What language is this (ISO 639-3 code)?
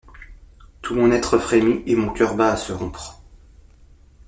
fra